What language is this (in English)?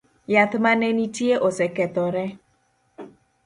Luo (Kenya and Tanzania)